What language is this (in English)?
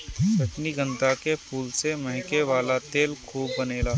Bhojpuri